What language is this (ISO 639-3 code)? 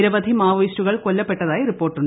mal